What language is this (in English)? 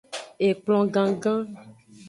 Aja (Benin)